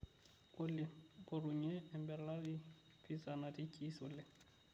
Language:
Masai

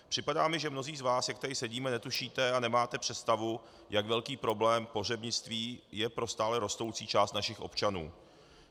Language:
Czech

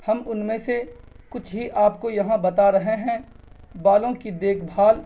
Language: Urdu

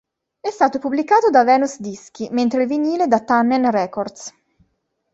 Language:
Italian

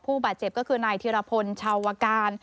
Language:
Thai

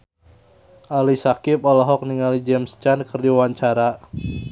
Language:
Sundanese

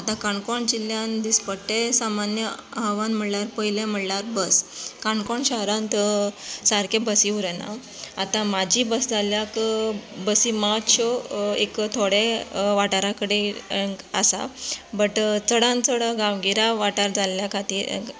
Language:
Konkani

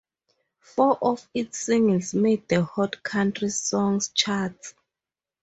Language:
English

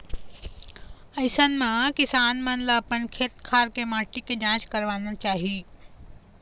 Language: Chhattisgarhi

